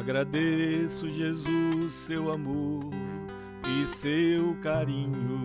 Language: Portuguese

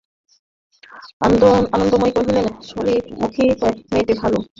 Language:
Bangla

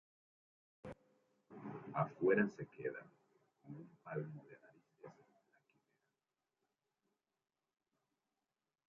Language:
Spanish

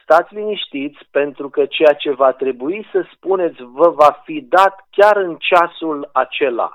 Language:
Romanian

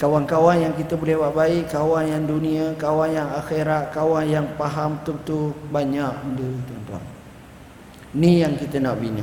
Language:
Malay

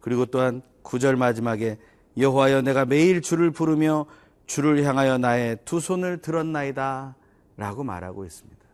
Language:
Korean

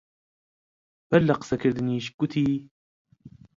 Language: Central Kurdish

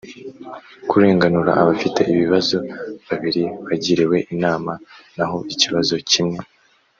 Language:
Kinyarwanda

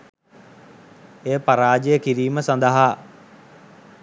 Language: Sinhala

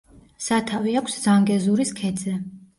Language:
Georgian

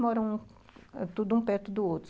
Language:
Portuguese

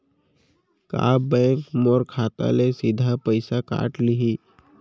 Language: Chhattisgarhi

